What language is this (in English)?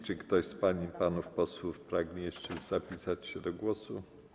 Polish